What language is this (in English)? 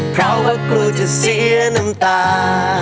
Thai